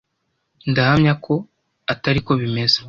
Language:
Kinyarwanda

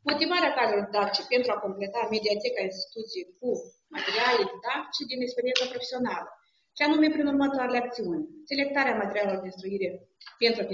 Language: Romanian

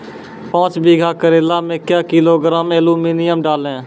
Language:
Maithili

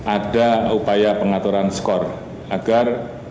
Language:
Indonesian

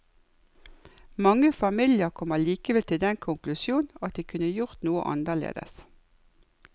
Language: Norwegian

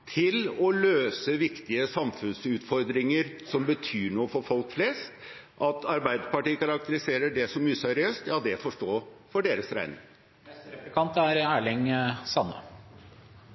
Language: Norwegian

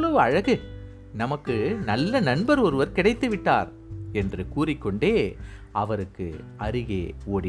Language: Tamil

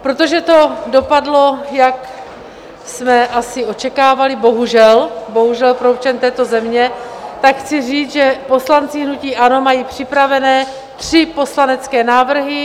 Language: Czech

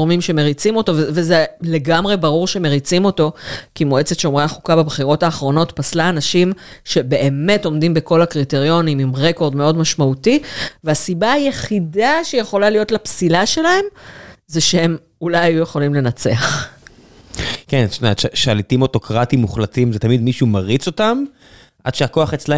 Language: Hebrew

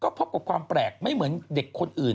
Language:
Thai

